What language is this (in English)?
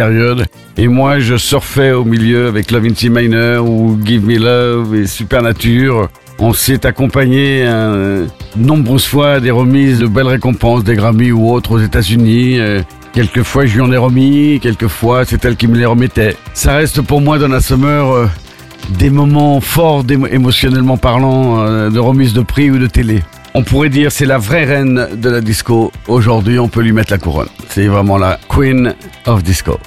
French